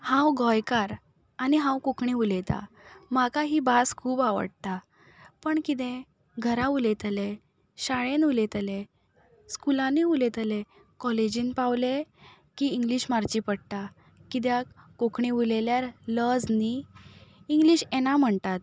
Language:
Konkani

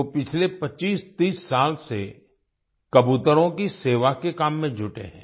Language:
Hindi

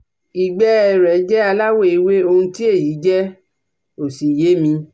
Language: Yoruba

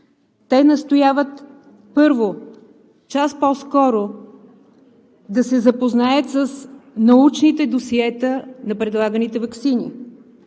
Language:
Bulgarian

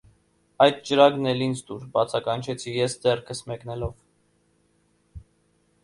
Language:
Armenian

